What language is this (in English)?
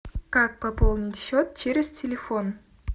Russian